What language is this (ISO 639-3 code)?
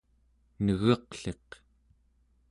esu